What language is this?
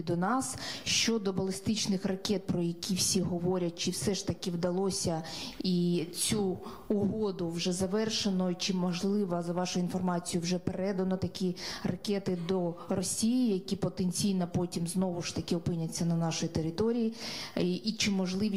Ukrainian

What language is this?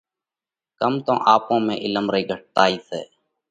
Parkari Koli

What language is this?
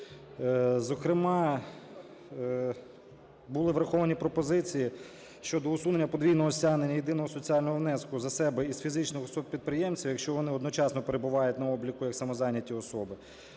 Ukrainian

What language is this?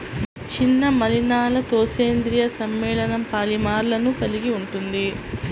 Telugu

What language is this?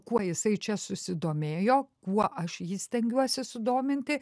Lithuanian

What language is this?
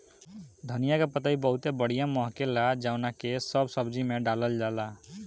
Bhojpuri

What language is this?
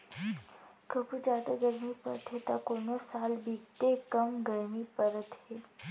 Chhattisgarhi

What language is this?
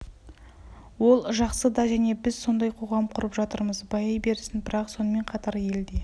Kazakh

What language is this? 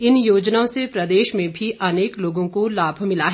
Hindi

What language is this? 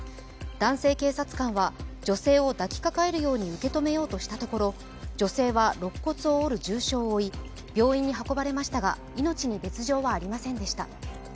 Japanese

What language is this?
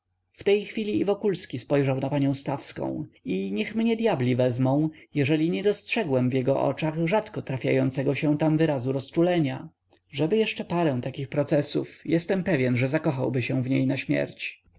Polish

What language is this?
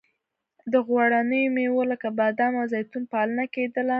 Pashto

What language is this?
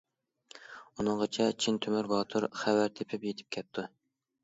Uyghur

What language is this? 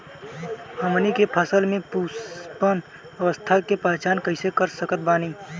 Bhojpuri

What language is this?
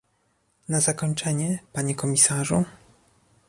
Polish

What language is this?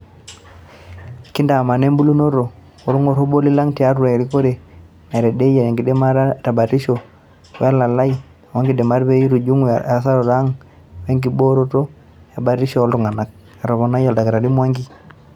Masai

